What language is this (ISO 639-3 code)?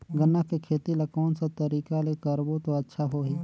hne